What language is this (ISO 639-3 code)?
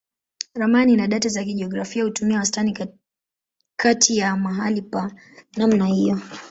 swa